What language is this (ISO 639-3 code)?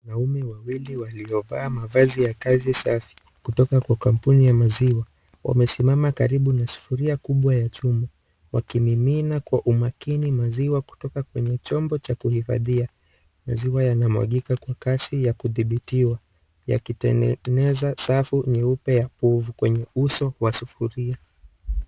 swa